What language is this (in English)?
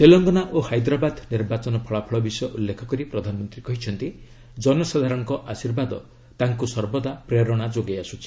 Odia